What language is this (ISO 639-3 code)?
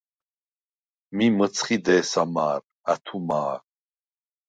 sva